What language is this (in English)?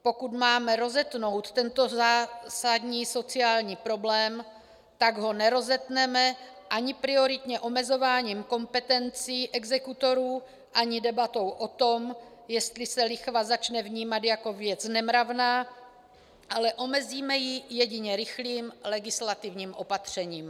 Czech